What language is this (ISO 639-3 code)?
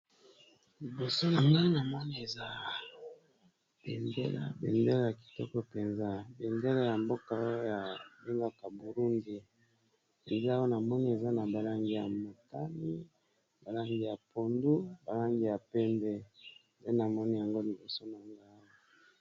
lin